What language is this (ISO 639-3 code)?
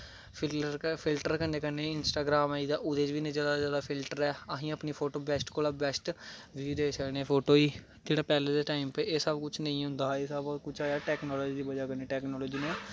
doi